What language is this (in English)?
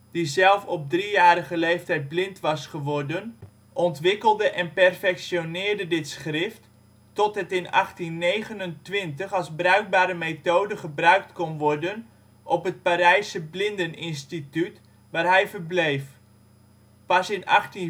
Dutch